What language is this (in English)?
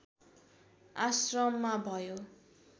Nepali